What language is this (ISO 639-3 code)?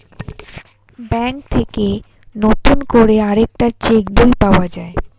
ben